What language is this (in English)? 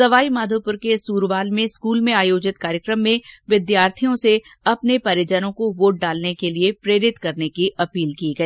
Hindi